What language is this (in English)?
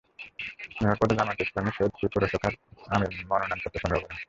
Bangla